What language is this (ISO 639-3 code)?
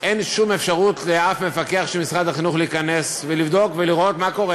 heb